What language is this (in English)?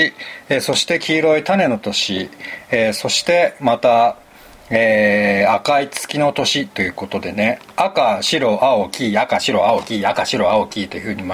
Japanese